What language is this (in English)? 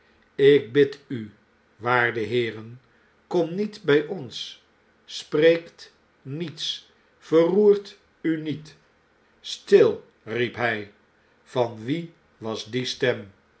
Dutch